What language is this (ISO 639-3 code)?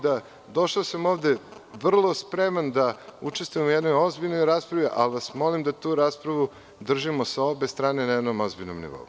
srp